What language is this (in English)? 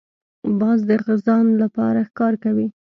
Pashto